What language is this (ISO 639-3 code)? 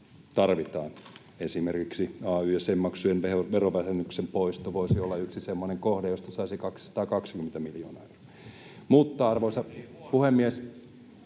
fin